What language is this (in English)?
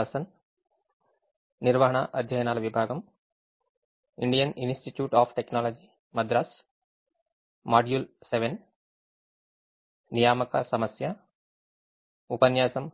Telugu